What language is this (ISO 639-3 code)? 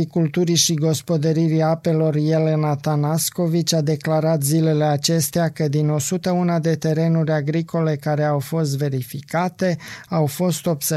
ron